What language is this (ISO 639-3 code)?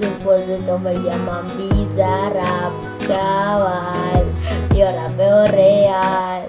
spa